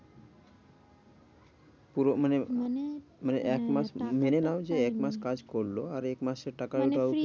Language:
Bangla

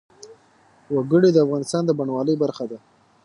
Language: Pashto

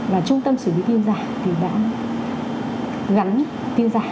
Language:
Vietnamese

